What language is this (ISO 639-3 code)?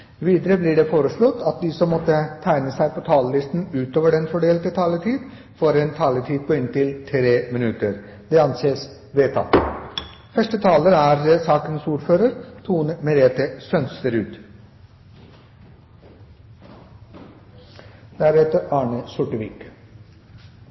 nob